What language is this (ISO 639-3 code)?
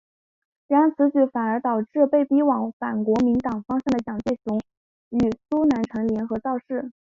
zho